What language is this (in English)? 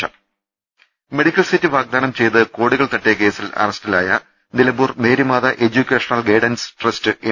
Malayalam